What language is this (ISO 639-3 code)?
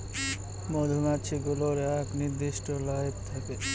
ben